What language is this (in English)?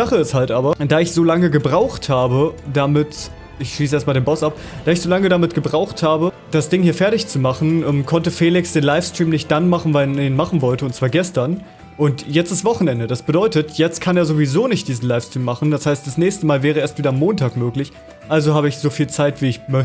German